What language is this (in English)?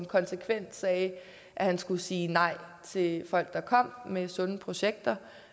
Danish